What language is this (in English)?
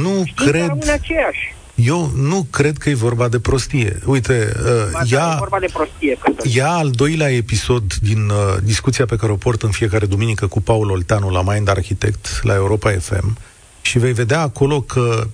Romanian